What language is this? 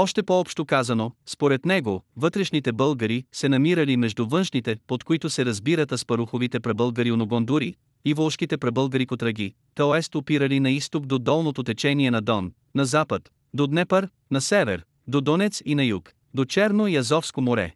Bulgarian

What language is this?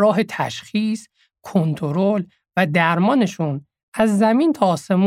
Persian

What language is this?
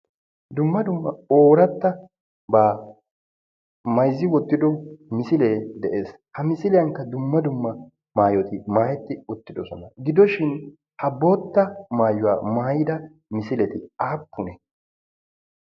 Wolaytta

